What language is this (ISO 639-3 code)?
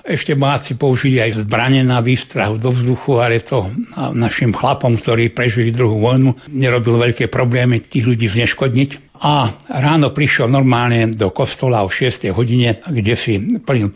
slk